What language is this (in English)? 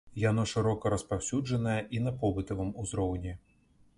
Belarusian